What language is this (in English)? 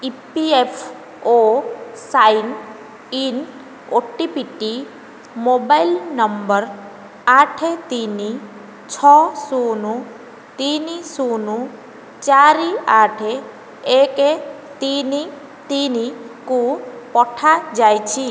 Odia